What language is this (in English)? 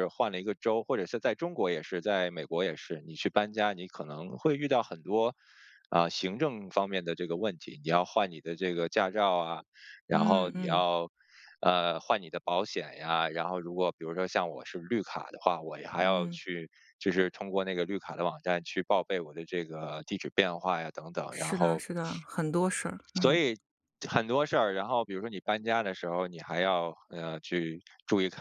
Chinese